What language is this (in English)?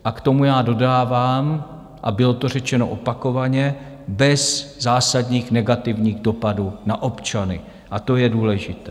Czech